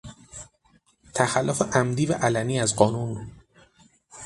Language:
Persian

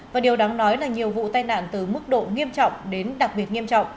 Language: Vietnamese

